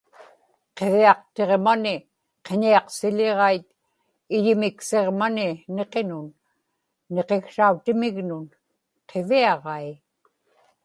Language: Inupiaq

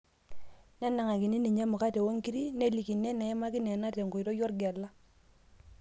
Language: Masai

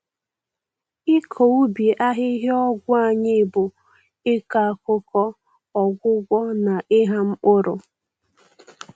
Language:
Igbo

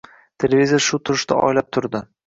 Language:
Uzbek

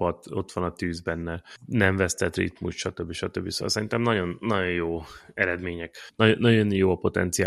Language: Hungarian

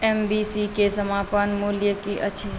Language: Maithili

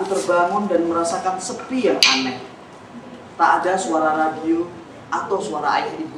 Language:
Indonesian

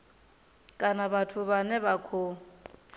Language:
Venda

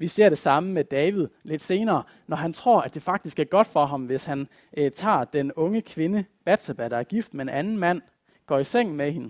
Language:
Danish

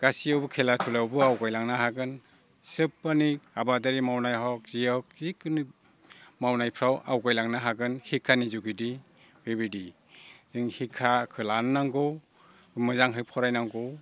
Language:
Bodo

